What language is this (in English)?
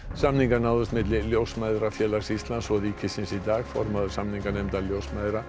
Icelandic